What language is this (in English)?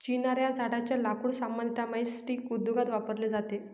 Marathi